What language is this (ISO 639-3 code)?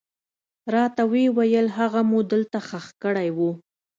pus